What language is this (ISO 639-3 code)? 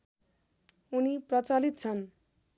nep